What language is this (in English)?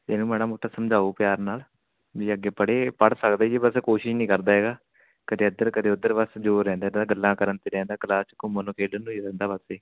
Punjabi